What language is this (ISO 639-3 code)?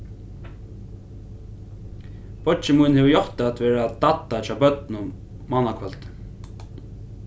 fao